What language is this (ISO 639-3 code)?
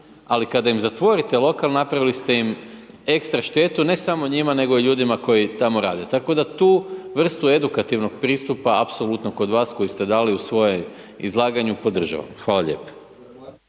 hrv